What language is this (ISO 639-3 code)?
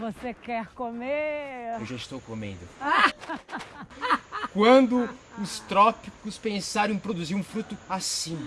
por